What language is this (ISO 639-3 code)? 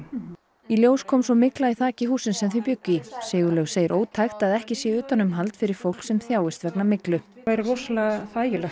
isl